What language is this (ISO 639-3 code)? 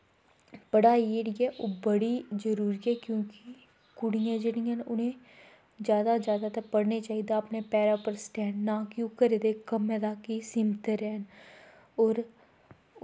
doi